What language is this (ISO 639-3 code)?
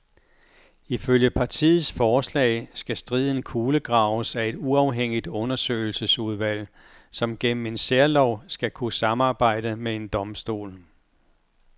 dan